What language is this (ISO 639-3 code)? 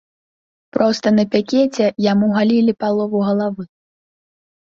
bel